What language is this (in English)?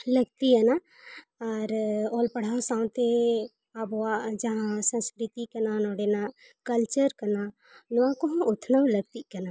Santali